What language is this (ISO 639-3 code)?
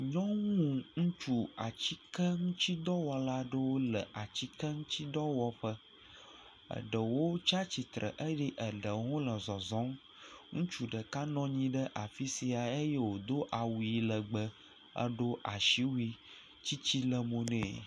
ewe